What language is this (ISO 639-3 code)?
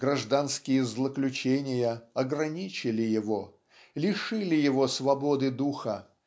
rus